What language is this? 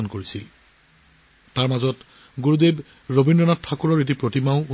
Assamese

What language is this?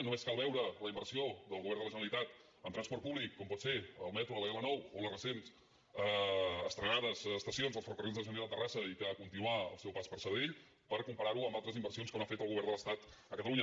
Catalan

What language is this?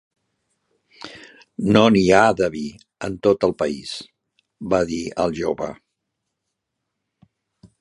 Catalan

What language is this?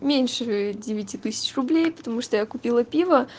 Russian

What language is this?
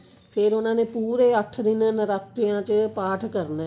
Punjabi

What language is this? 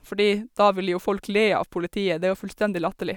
Norwegian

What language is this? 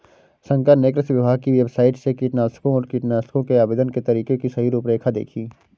Hindi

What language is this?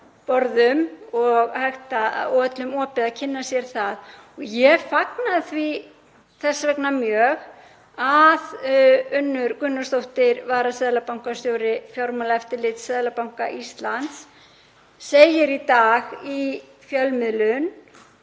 Icelandic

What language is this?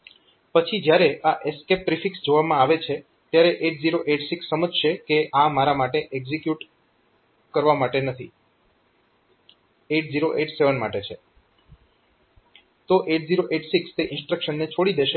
Gujarati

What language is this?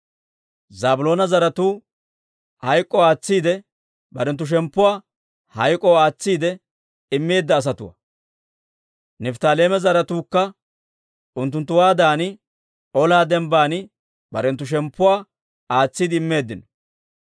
Dawro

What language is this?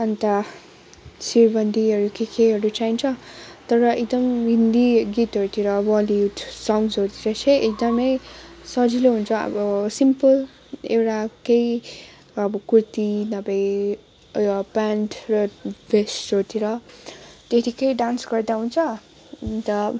Nepali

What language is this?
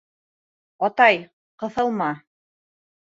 Bashkir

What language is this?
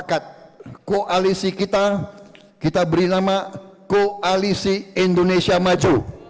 Indonesian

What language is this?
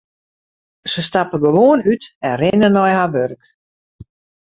Western Frisian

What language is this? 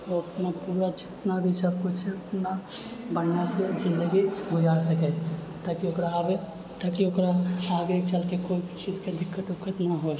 Maithili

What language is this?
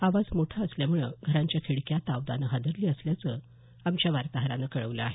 Marathi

